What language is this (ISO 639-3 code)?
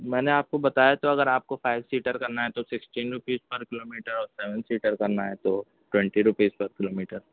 urd